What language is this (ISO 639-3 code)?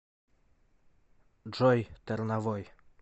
rus